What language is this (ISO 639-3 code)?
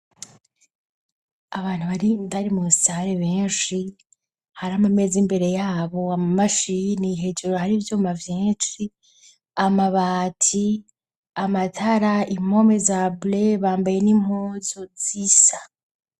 run